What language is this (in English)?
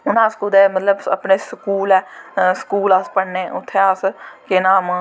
Dogri